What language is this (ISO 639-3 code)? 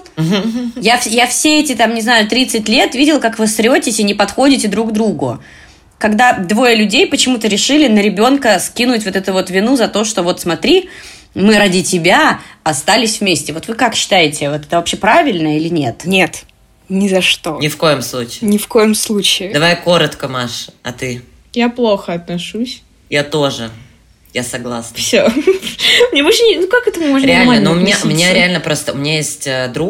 rus